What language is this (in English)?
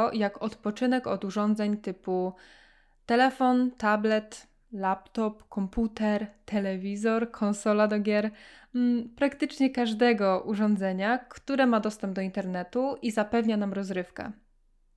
Polish